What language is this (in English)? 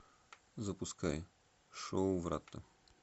Russian